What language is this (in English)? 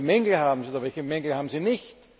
German